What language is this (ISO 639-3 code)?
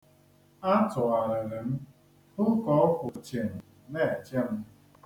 ibo